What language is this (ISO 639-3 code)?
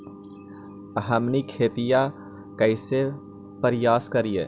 mag